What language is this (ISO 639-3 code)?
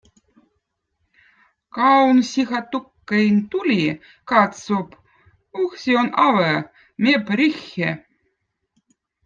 vot